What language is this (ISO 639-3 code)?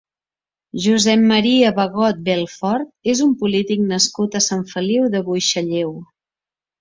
cat